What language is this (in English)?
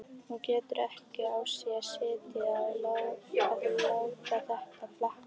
Icelandic